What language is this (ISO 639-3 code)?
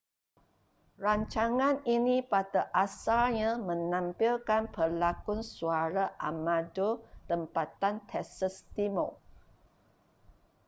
msa